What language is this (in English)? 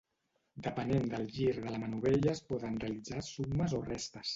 Catalan